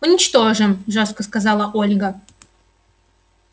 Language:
Russian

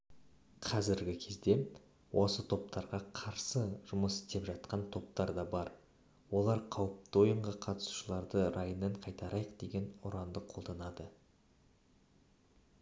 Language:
Kazakh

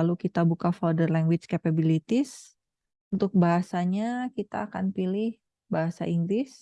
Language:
Indonesian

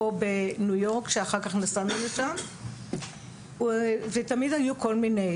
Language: Hebrew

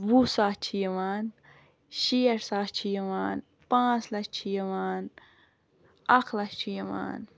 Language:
Kashmiri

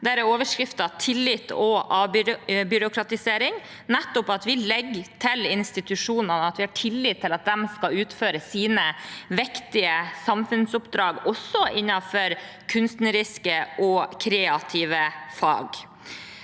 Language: Norwegian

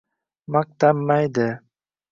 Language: Uzbek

